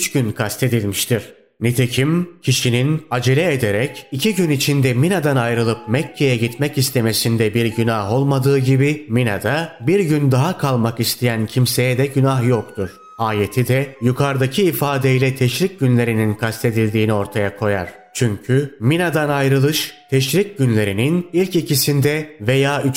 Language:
Turkish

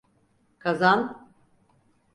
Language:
Turkish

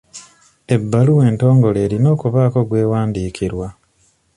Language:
Ganda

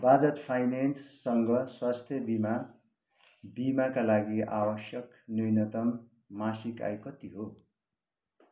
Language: Nepali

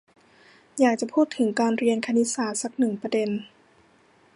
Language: Thai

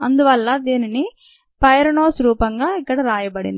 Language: Telugu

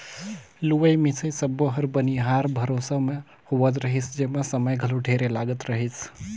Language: Chhattisgarhi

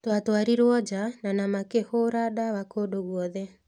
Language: Kikuyu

